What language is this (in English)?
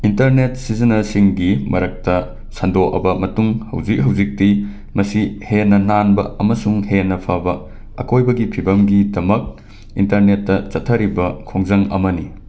Manipuri